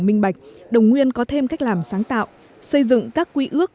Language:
Vietnamese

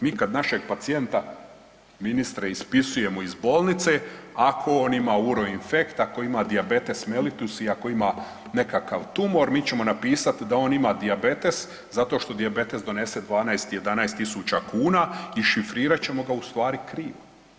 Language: Croatian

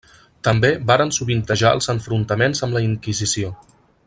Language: Catalan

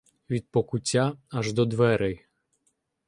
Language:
Ukrainian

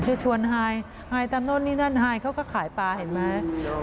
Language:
Thai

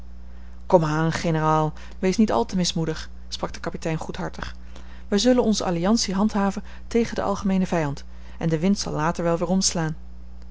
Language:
Dutch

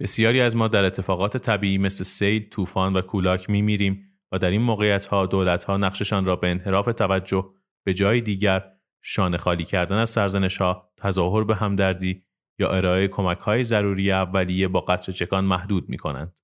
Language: Persian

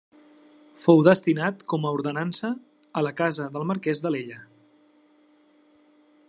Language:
Catalan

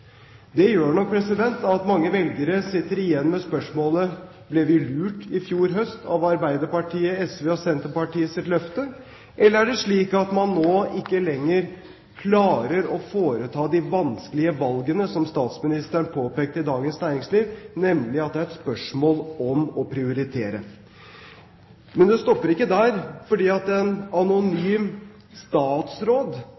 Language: Norwegian Bokmål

